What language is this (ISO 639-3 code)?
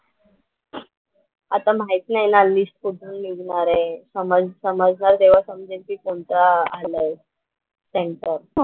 mar